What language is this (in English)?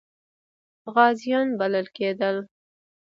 Pashto